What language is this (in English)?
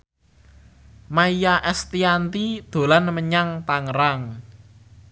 Javanese